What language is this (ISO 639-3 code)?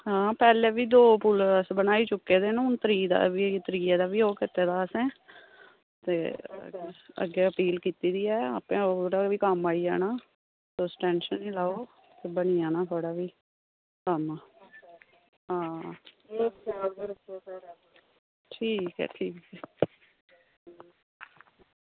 doi